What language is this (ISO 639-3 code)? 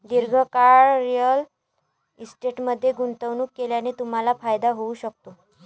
mar